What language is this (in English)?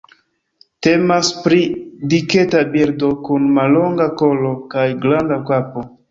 Esperanto